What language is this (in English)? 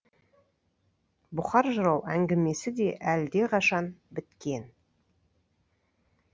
Kazakh